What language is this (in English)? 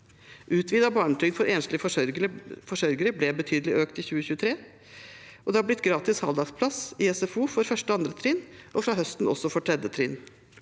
Norwegian